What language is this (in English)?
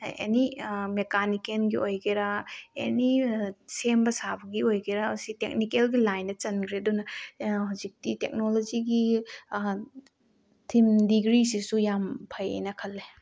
Manipuri